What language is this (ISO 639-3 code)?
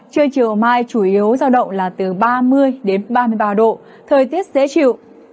vie